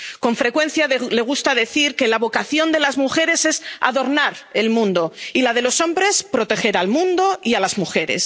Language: Spanish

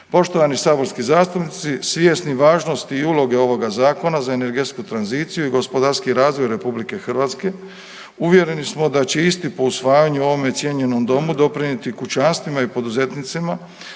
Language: Croatian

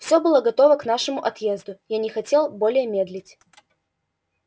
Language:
Russian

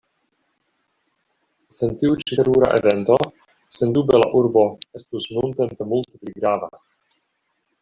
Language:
Esperanto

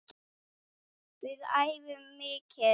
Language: Icelandic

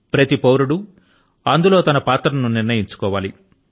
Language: Telugu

